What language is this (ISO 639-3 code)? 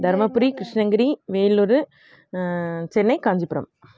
tam